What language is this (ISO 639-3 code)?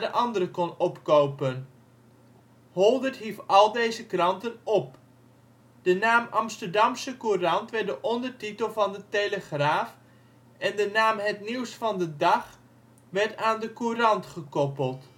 nld